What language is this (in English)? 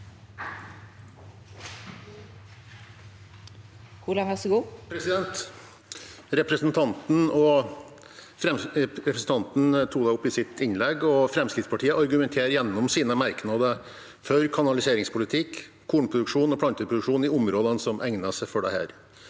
Norwegian